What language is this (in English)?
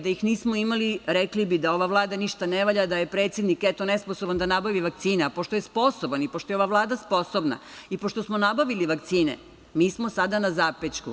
Serbian